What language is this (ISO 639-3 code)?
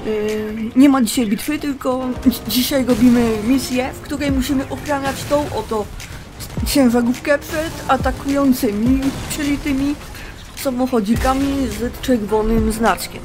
pol